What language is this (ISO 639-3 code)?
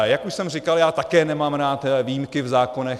ces